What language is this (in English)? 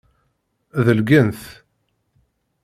Kabyle